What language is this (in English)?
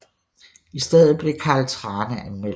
Danish